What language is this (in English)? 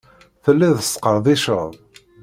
Kabyle